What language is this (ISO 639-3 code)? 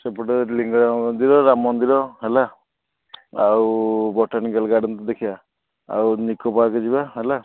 ori